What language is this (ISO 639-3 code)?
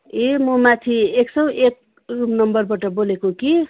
nep